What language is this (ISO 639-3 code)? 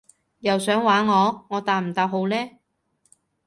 yue